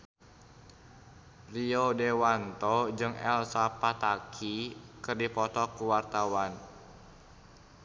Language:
Sundanese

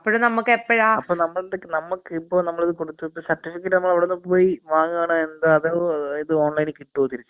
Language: Malayalam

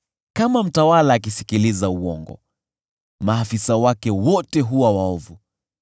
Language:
Swahili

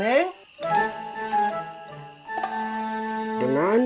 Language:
Indonesian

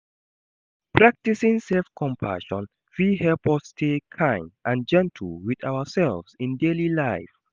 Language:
Nigerian Pidgin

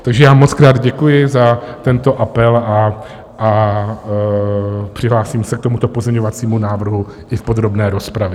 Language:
Czech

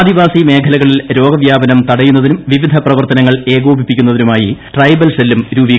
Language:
Malayalam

